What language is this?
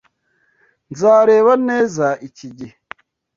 Kinyarwanda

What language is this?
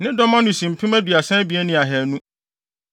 Akan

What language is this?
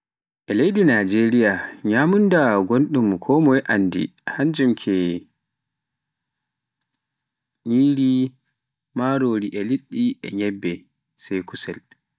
Pular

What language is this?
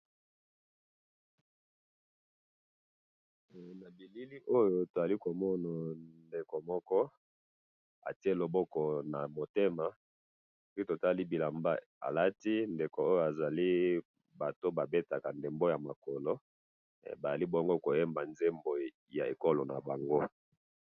Lingala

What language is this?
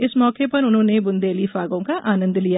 Hindi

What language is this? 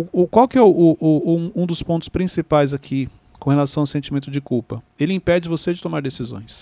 Portuguese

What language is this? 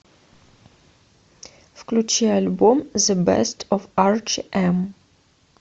Russian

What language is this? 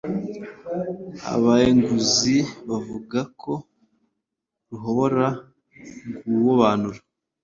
Kinyarwanda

